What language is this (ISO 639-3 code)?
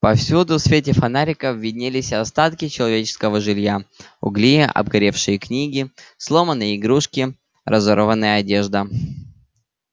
rus